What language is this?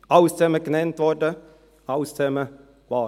Swiss German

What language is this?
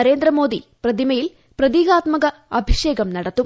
Malayalam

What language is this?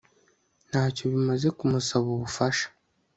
Kinyarwanda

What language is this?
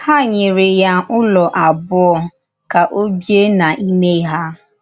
Igbo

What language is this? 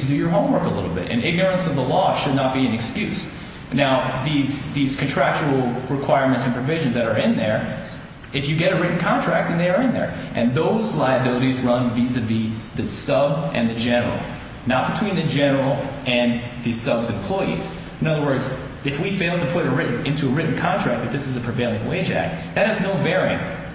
English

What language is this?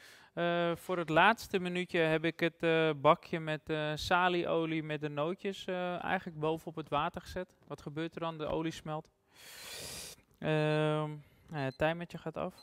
Dutch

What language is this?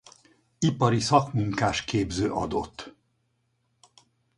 Hungarian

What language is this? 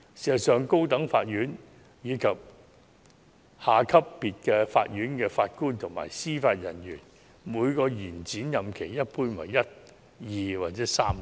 Cantonese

